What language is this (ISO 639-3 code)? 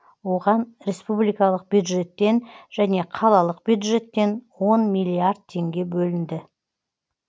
kaz